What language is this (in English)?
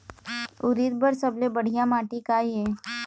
Chhattisgarhi